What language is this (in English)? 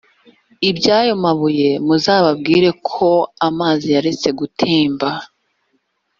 Kinyarwanda